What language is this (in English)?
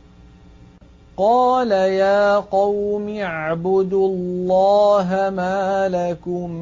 Arabic